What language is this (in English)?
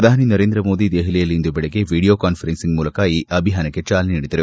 Kannada